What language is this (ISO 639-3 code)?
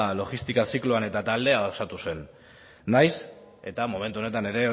eus